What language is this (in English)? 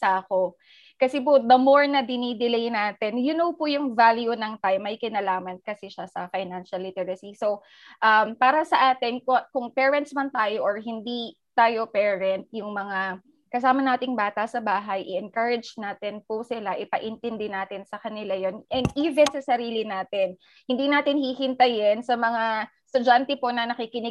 Filipino